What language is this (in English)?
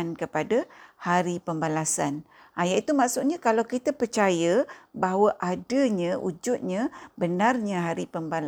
Malay